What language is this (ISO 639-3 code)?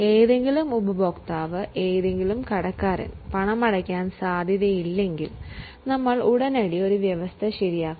mal